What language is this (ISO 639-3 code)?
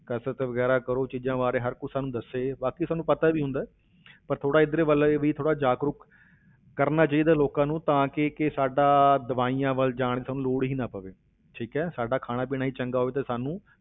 pan